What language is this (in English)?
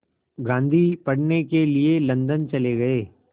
Hindi